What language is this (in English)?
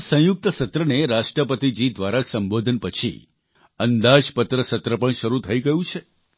Gujarati